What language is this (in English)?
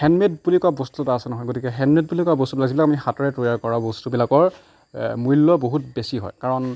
Assamese